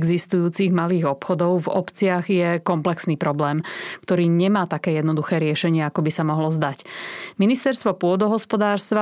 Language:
Slovak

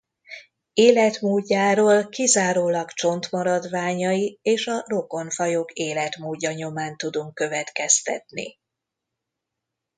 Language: Hungarian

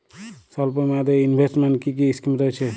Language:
Bangla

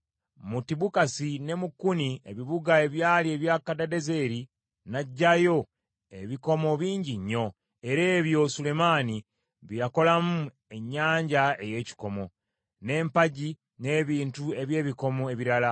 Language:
Ganda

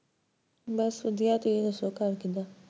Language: Punjabi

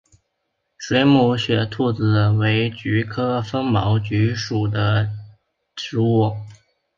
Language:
Chinese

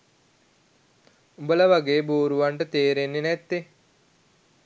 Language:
Sinhala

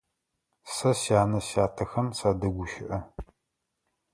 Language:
Adyghe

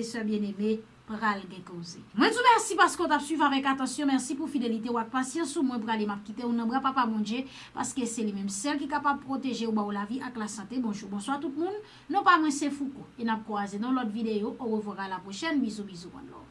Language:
French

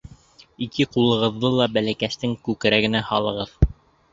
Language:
Bashkir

